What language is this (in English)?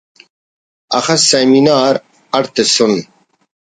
Brahui